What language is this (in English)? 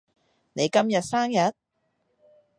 Cantonese